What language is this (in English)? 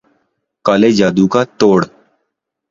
Urdu